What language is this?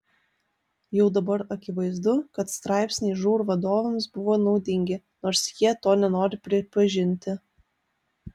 Lithuanian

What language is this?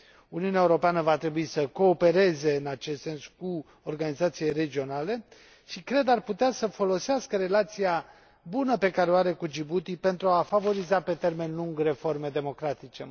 Romanian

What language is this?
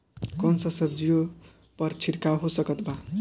Bhojpuri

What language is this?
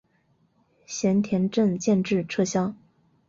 Chinese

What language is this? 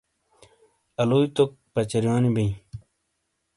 Shina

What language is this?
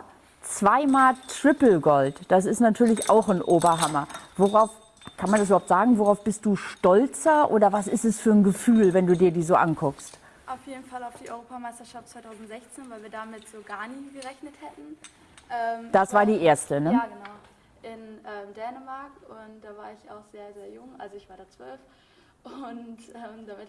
German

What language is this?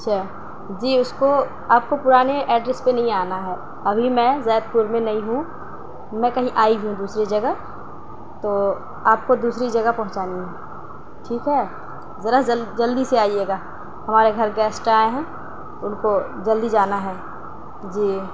Urdu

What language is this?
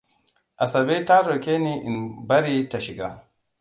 Hausa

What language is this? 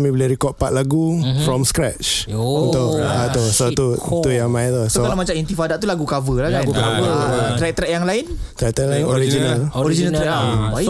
Malay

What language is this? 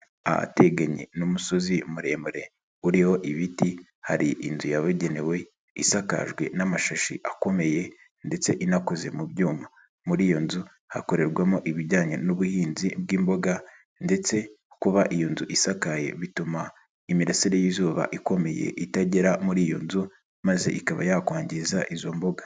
Kinyarwanda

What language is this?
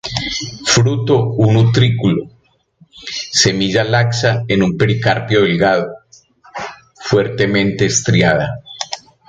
Spanish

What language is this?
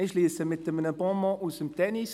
Swiss German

